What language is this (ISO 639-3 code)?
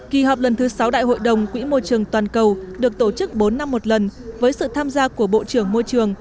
vie